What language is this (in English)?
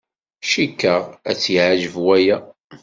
Kabyle